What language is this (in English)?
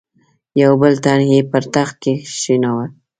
Pashto